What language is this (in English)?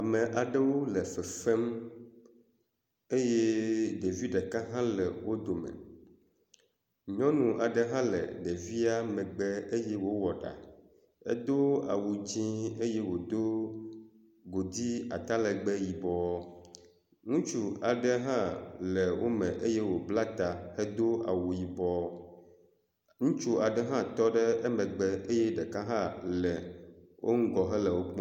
Ewe